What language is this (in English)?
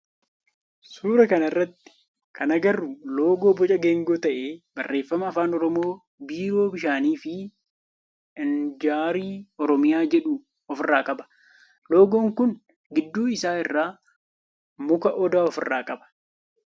Oromo